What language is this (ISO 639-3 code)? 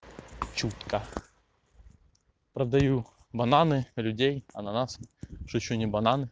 rus